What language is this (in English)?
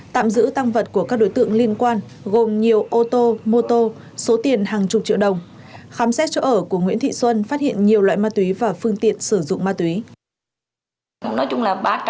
Vietnamese